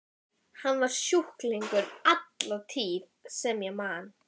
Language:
Icelandic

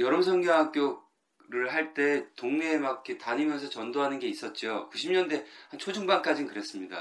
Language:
Korean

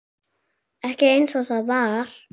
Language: Icelandic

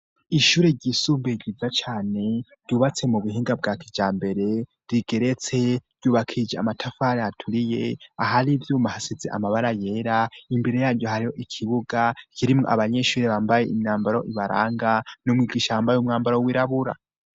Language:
Rundi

